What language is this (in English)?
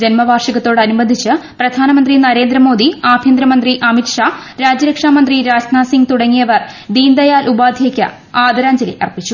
Malayalam